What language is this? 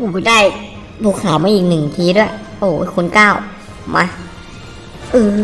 Thai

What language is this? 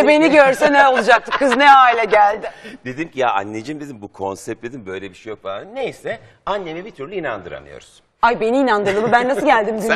Turkish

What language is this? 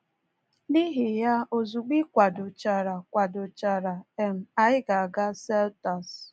Igbo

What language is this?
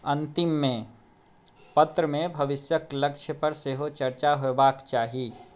Maithili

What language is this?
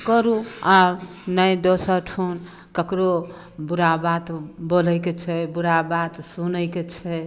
Maithili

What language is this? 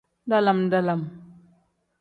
Tem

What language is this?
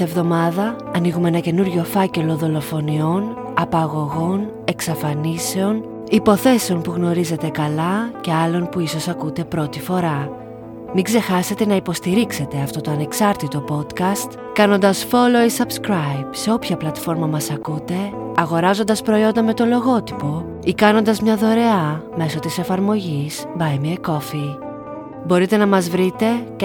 Greek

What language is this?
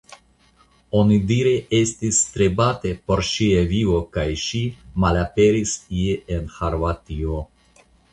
Esperanto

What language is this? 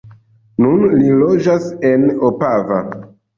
Esperanto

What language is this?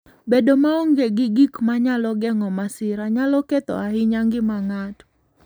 Luo (Kenya and Tanzania)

